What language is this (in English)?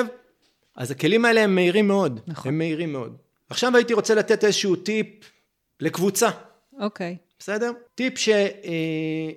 Hebrew